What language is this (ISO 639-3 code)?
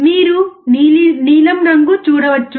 tel